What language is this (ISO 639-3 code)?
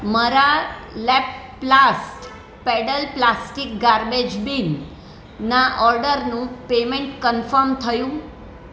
guj